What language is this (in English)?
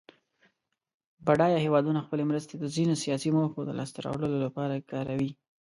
Pashto